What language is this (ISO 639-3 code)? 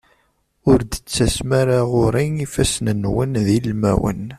kab